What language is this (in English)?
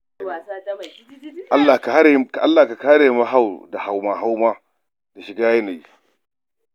Hausa